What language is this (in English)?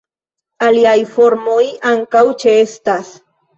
Esperanto